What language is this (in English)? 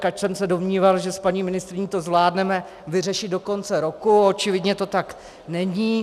Czech